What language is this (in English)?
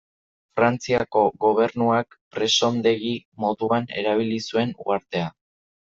Basque